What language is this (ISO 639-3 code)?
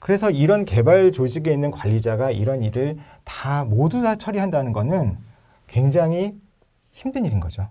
kor